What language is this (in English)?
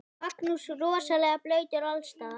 Icelandic